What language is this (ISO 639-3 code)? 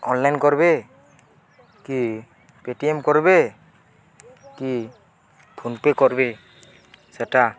ori